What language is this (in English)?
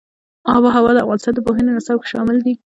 Pashto